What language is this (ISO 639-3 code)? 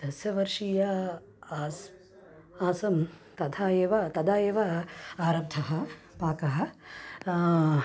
san